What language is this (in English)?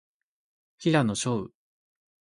Japanese